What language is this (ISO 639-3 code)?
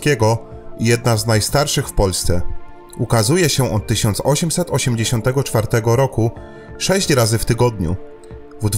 pol